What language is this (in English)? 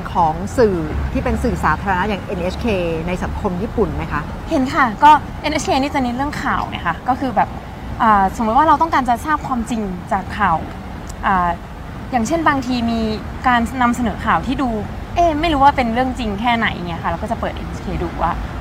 Thai